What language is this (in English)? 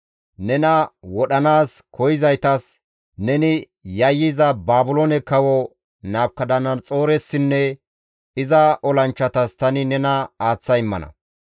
Gamo